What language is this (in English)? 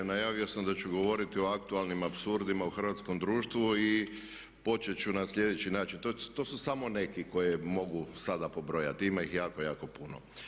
Croatian